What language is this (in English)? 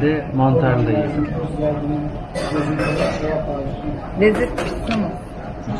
Turkish